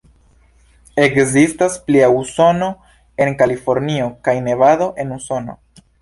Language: Esperanto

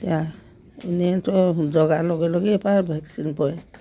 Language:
Assamese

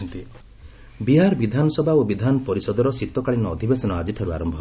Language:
Odia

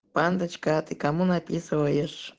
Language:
Russian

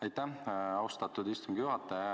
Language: Estonian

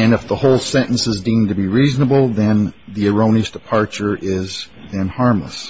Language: English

